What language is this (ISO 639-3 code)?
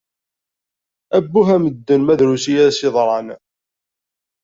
kab